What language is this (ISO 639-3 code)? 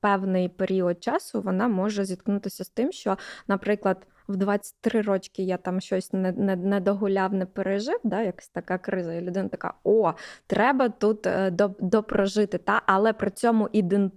ukr